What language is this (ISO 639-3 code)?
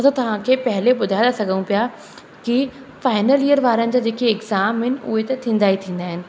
snd